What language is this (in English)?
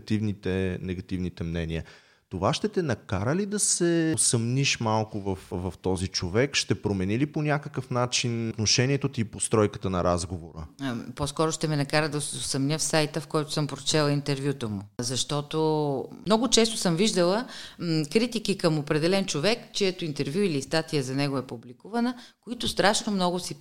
Bulgarian